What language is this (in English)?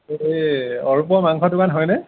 Assamese